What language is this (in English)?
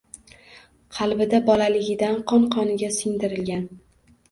Uzbek